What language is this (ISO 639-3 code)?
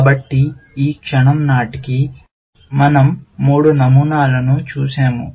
tel